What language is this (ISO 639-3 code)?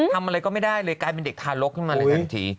tha